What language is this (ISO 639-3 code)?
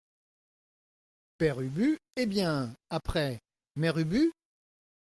fra